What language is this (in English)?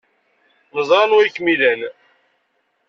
Kabyle